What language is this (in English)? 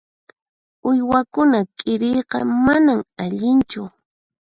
Puno Quechua